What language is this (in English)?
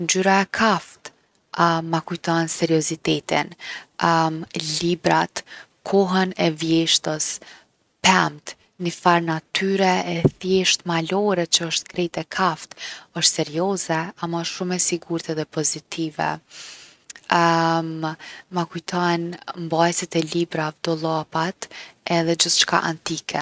Gheg Albanian